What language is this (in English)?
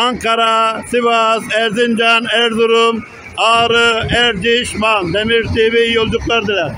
Turkish